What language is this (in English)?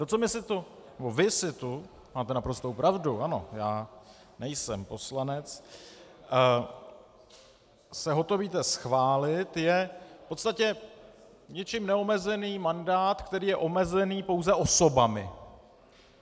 Czech